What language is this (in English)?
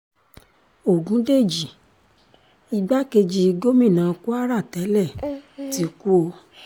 Yoruba